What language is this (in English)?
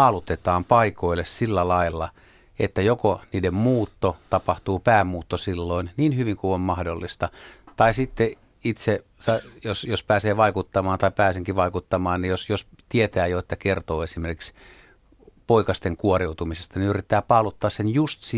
Finnish